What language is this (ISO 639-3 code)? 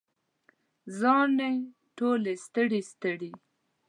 pus